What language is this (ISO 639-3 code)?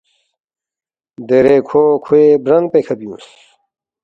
bft